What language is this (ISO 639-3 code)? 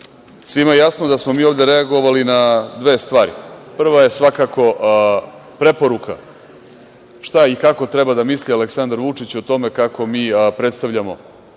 srp